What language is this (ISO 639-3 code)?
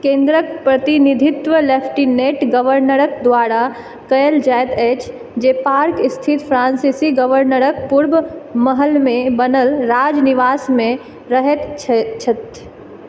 mai